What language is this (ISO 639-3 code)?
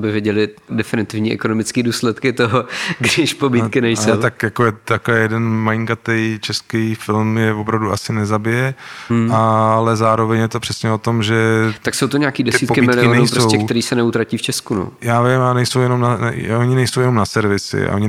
ces